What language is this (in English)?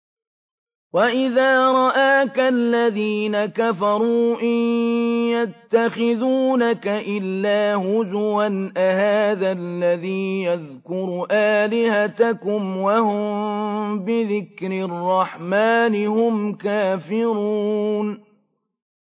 Arabic